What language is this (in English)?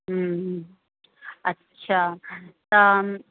Sindhi